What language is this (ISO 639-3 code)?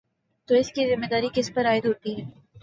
urd